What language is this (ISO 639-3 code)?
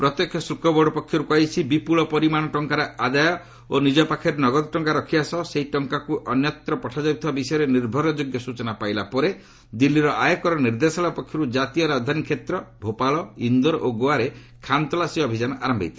ori